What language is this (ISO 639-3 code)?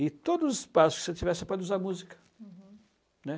por